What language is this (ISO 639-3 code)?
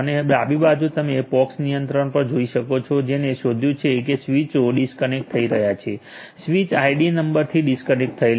guj